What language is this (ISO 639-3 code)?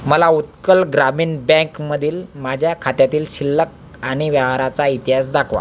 mar